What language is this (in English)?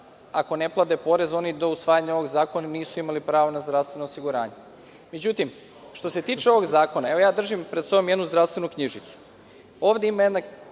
Serbian